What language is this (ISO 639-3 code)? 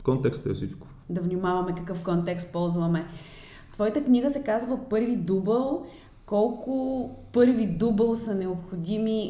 bul